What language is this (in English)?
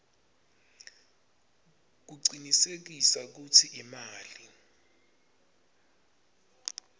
Swati